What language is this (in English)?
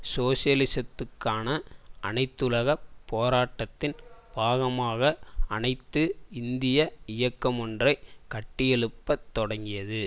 Tamil